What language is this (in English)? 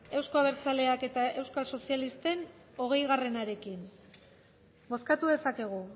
Basque